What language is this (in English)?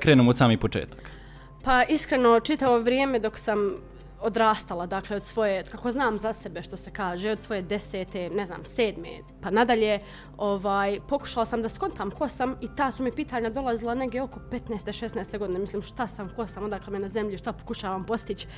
Croatian